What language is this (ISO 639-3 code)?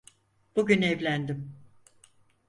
tur